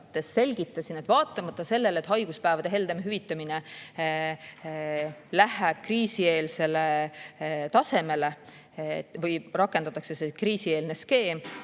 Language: Estonian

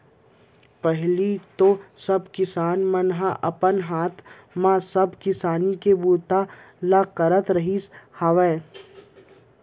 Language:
Chhattisgarhi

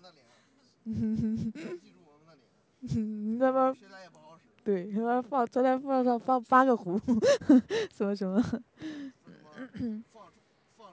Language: Chinese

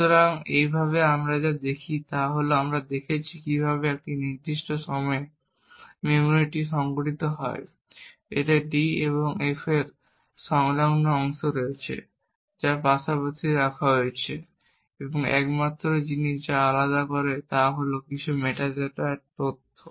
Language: Bangla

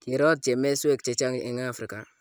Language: Kalenjin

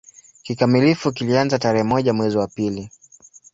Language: Swahili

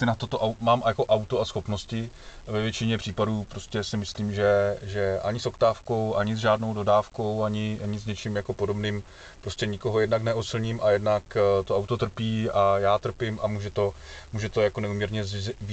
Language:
Czech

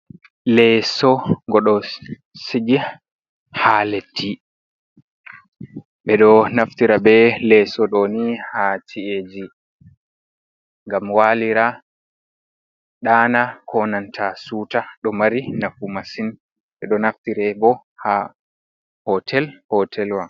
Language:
Fula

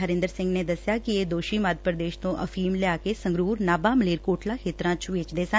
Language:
Punjabi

